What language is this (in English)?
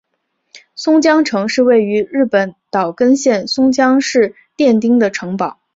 Chinese